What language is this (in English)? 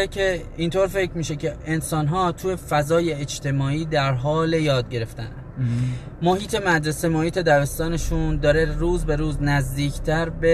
Persian